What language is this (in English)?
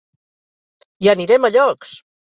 Catalan